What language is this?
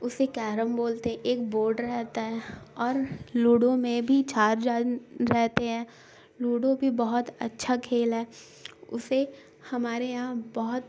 Urdu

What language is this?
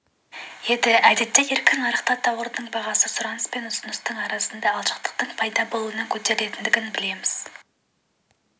Kazakh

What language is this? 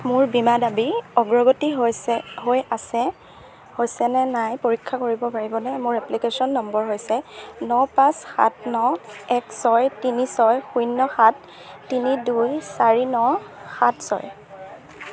Assamese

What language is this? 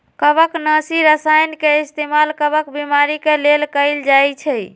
Magahi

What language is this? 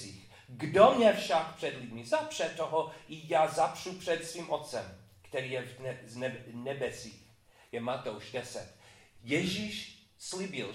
Czech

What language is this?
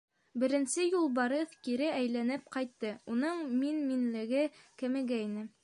Bashkir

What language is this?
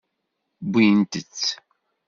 Kabyle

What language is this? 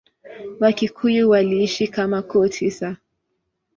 Swahili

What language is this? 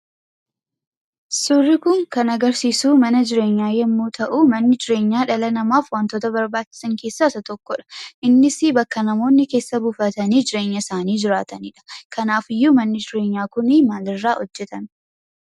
Oromo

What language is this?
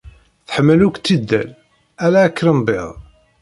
Kabyle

